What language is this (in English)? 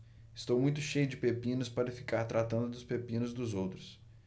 Portuguese